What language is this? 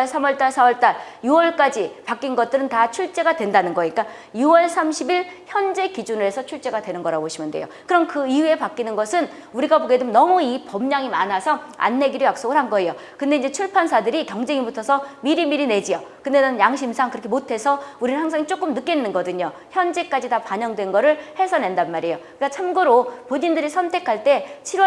Korean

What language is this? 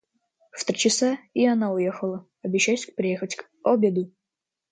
Russian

